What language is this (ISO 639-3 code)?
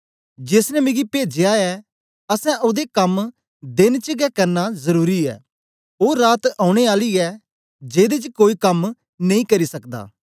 doi